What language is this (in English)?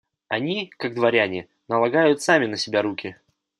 Russian